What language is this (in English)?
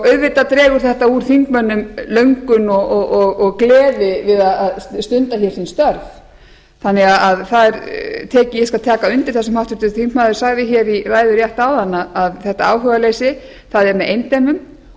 Icelandic